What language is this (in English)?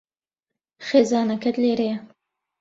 Central Kurdish